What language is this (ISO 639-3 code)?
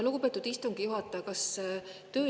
est